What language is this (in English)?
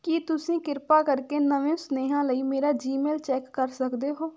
Punjabi